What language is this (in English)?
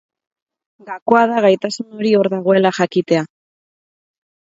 Basque